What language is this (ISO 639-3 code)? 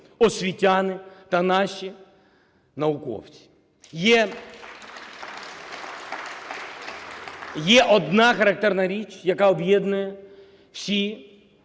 ukr